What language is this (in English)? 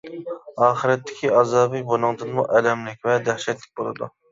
Uyghur